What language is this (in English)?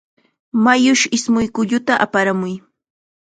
Chiquián Ancash Quechua